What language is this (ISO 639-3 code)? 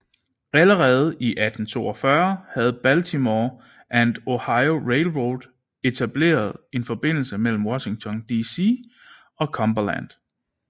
dan